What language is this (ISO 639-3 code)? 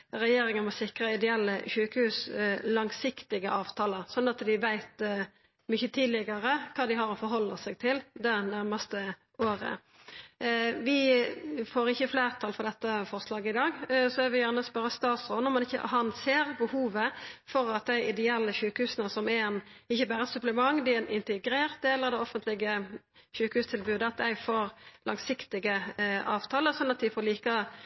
nno